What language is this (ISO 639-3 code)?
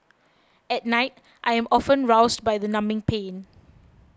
eng